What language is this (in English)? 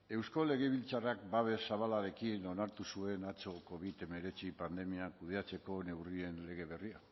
Basque